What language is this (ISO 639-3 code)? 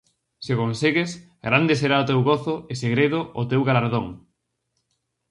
glg